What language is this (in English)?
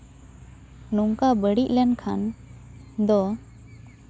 Santali